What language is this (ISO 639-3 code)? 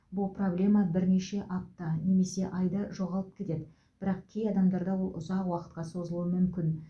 kaz